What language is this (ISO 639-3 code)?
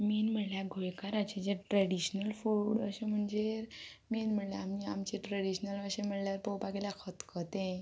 kok